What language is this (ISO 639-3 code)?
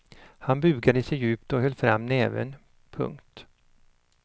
swe